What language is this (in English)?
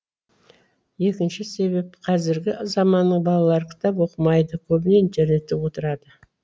Kazakh